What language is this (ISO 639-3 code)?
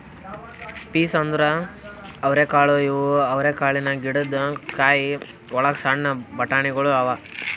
kan